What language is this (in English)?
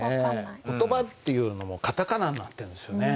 Japanese